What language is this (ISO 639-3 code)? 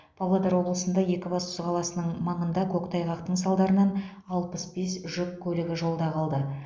kaz